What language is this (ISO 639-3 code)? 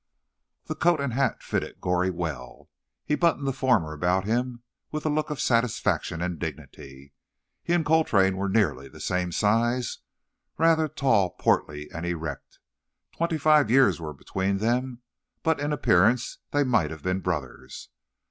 eng